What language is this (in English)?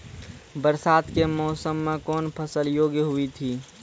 Maithili